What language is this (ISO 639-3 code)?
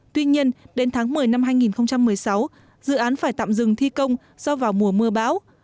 vie